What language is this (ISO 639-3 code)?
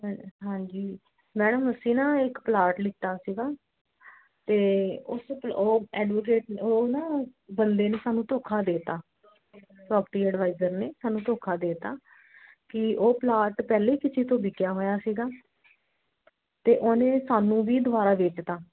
pan